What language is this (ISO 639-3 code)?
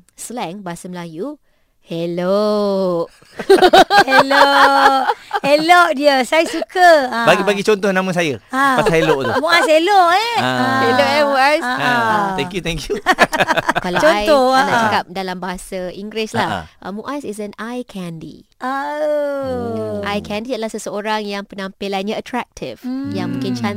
msa